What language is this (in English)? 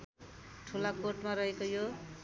Nepali